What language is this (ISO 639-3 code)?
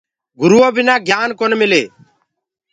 ggg